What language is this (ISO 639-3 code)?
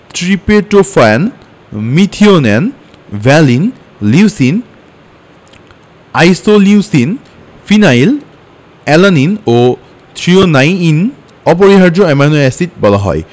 ben